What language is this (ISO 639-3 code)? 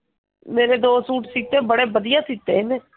pan